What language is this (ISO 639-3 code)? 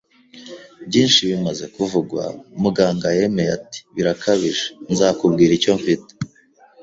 kin